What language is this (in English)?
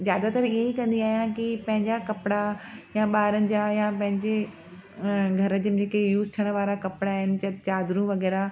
Sindhi